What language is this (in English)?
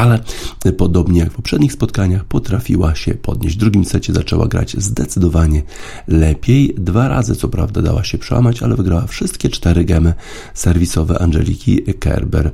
Polish